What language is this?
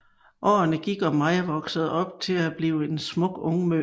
Danish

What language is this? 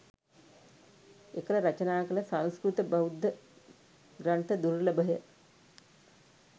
Sinhala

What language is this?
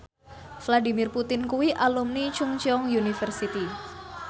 Javanese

